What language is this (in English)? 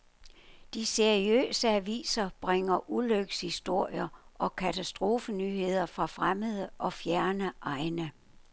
Danish